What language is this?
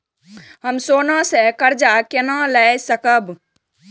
Maithili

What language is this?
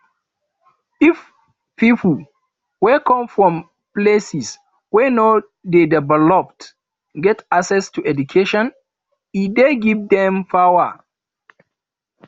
Nigerian Pidgin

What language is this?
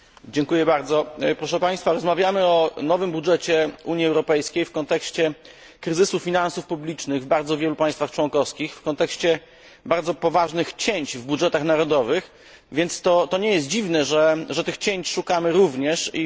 Polish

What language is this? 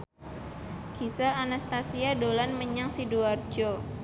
Javanese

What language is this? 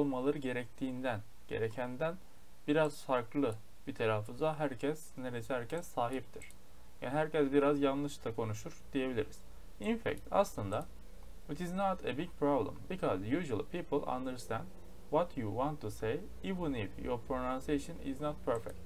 Turkish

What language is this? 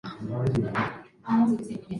Chinese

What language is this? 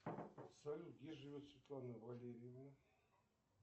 Russian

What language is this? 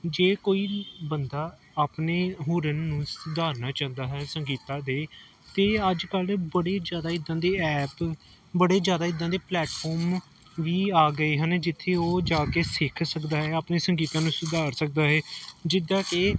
Punjabi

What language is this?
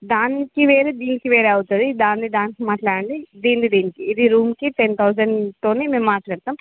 Telugu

